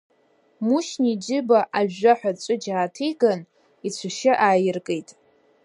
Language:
Abkhazian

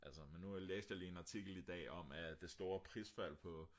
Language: Danish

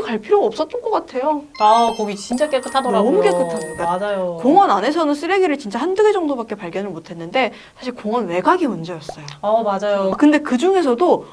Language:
Korean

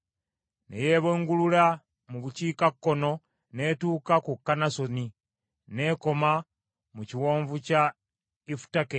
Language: Ganda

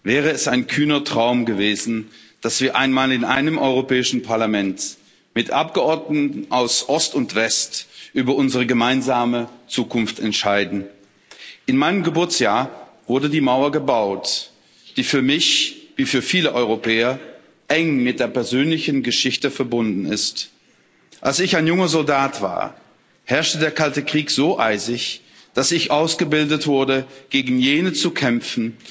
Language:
German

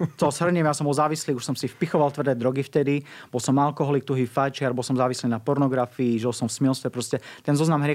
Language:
Slovak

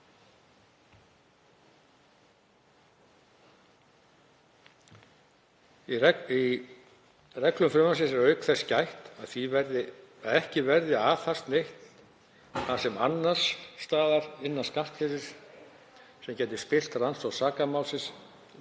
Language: Icelandic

